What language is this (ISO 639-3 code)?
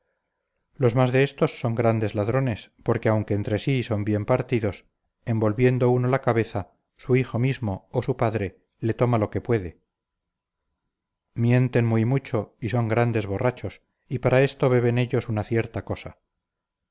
spa